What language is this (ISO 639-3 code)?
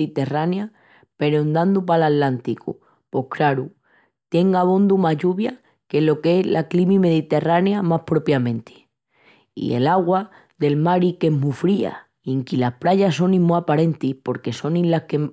ext